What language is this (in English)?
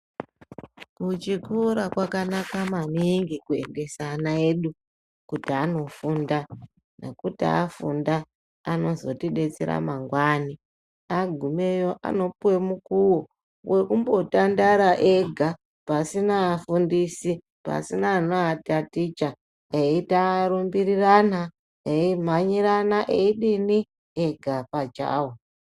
Ndau